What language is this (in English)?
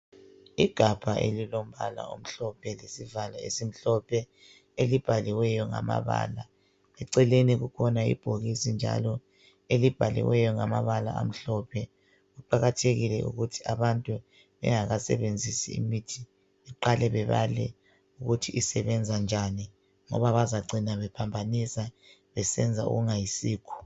North Ndebele